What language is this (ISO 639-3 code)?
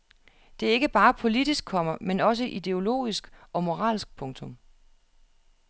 dan